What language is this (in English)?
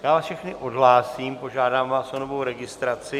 Czech